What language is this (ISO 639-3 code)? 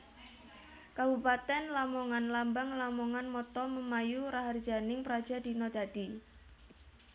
jav